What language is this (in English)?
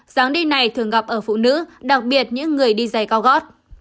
Vietnamese